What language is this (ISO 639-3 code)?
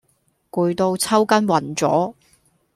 yue